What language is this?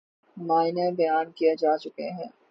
Urdu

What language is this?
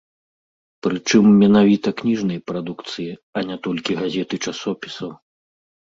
Belarusian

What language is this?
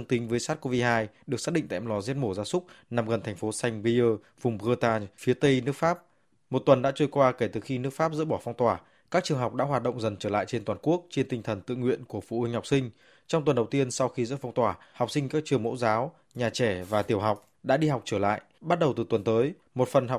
Vietnamese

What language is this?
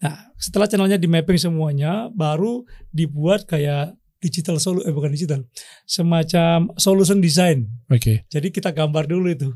Indonesian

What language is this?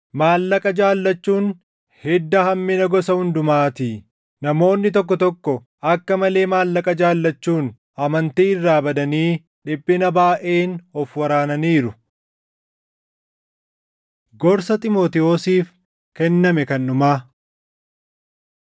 Oromo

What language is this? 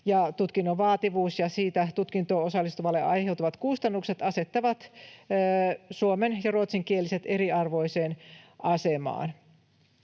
Finnish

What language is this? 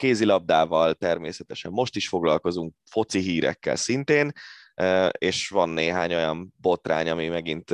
Hungarian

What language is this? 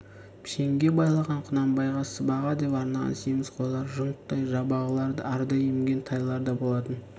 Kazakh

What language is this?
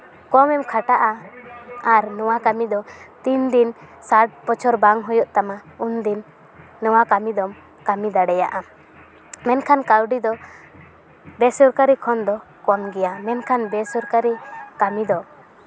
Santali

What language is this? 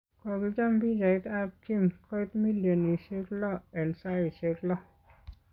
Kalenjin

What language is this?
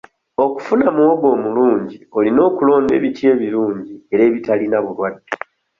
Ganda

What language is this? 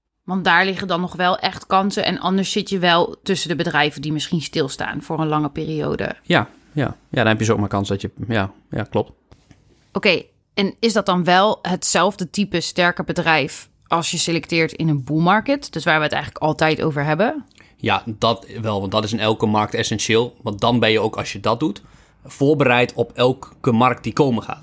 Dutch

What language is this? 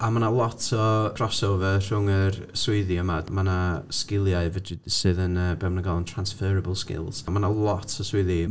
Welsh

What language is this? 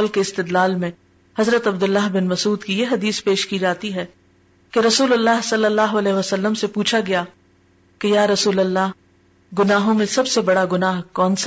Urdu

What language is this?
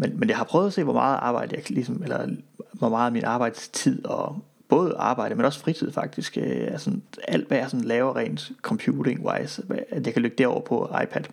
Danish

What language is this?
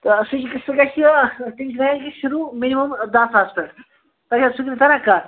Kashmiri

